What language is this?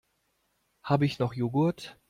German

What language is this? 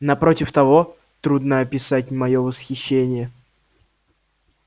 Russian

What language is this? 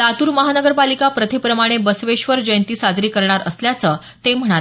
Marathi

